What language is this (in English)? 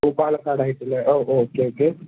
Malayalam